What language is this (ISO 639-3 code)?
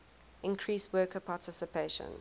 eng